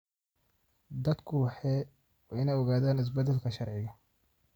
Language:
Somali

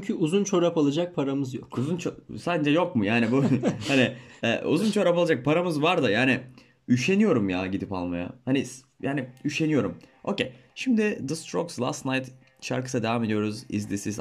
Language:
Turkish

